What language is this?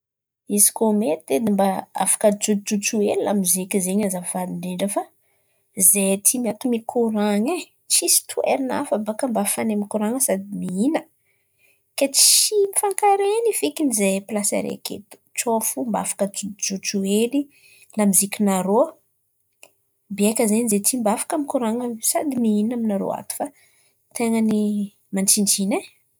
Antankarana Malagasy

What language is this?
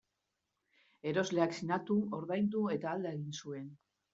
Basque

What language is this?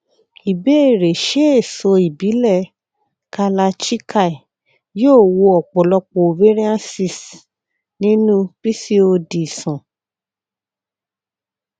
Yoruba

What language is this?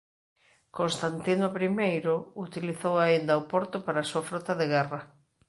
Galician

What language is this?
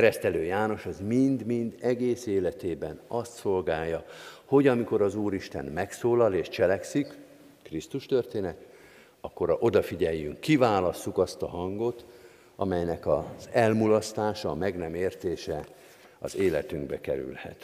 Hungarian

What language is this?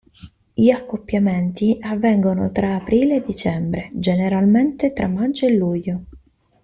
Italian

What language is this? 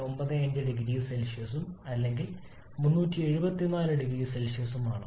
Malayalam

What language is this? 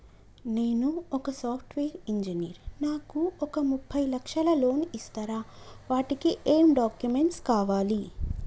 Telugu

